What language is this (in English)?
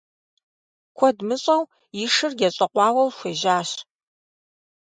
Kabardian